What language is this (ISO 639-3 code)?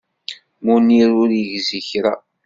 kab